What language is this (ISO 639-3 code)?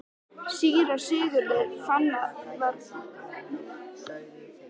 isl